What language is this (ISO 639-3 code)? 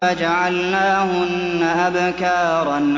ara